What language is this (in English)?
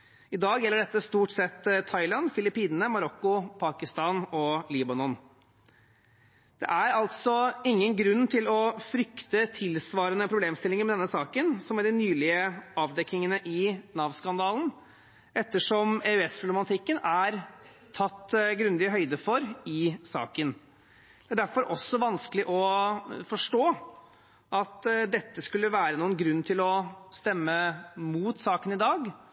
Norwegian Bokmål